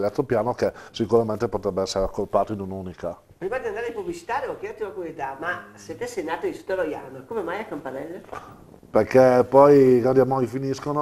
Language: Italian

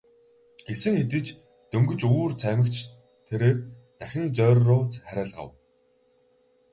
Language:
Mongolian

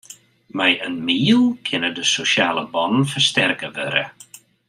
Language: Western Frisian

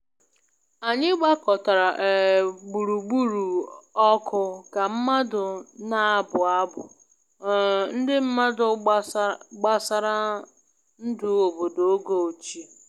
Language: Igbo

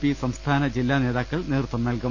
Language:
Malayalam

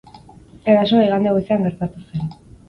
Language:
Basque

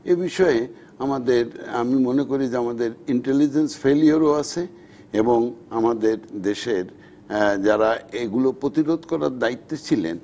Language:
Bangla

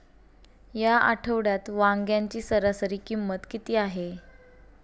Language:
Marathi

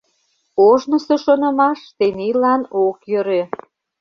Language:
Mari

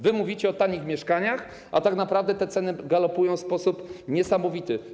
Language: Polish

